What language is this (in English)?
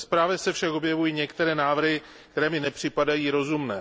Czech